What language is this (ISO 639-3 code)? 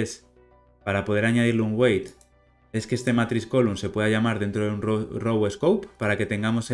spa